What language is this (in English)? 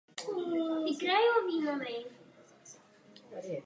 Czech